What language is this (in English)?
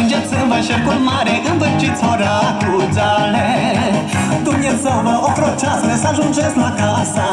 Romanian